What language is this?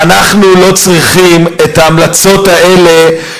Hebrew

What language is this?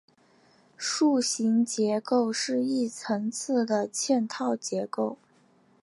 Chinese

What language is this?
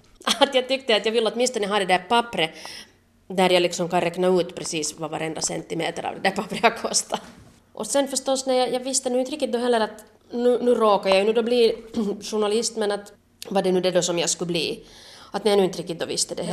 Swedish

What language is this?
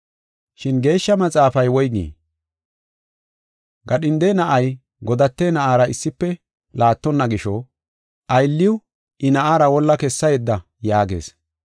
Gofa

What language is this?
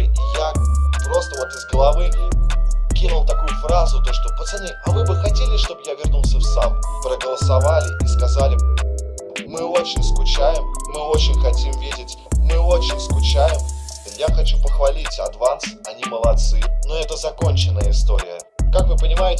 Russian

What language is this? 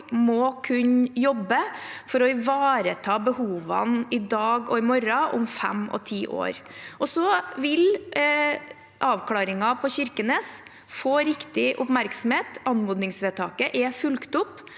Norwegian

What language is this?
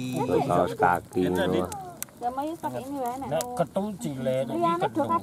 Indonesian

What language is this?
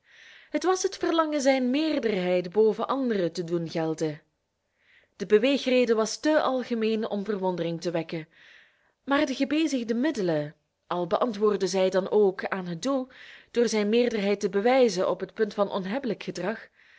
Dutch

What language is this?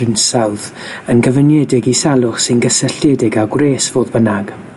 Welsh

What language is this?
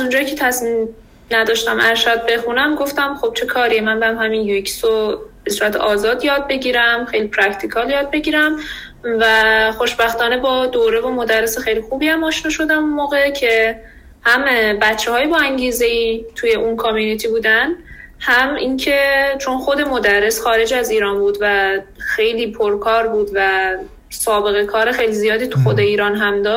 Persian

